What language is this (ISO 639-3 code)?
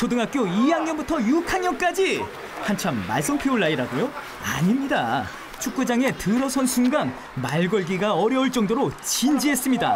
kor